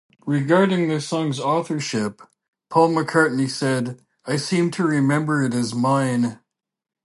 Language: English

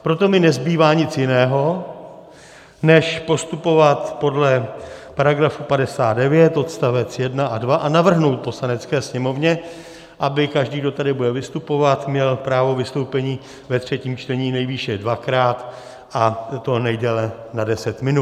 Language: Czech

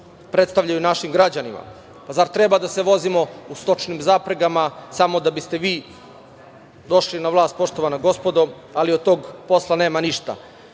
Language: Serbian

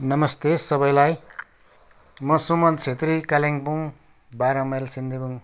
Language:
Nepali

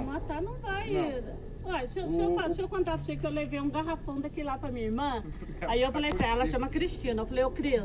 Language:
Portuguese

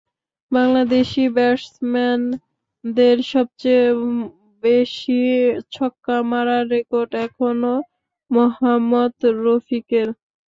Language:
Bangla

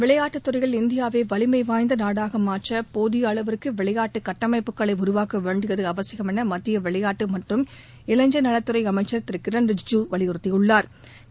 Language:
Tamil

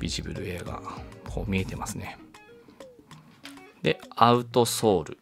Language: Japanese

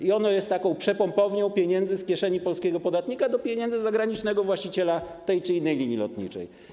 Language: Polish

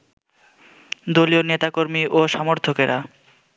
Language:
Bangla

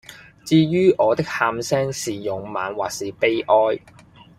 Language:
Cantonese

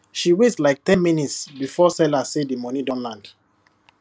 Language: Nigerian Pidgin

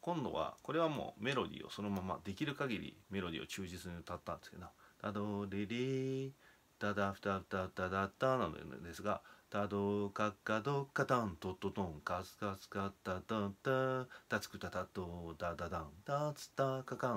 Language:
Japanese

